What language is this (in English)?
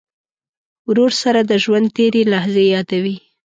Pashto